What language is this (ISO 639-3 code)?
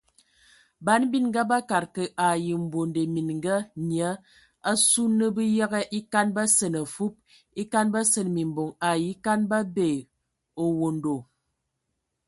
ewo